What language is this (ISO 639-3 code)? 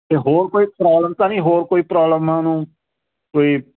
pan